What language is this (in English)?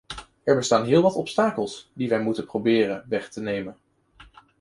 Dutch